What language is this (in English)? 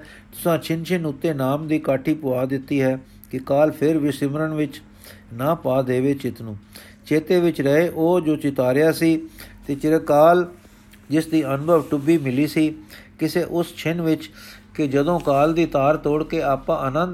Punjabi